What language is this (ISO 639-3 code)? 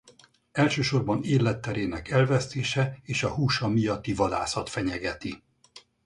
hun